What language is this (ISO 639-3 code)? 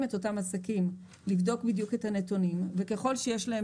heb